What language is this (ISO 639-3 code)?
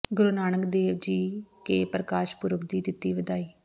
pan